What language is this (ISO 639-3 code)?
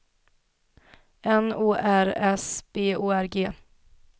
swe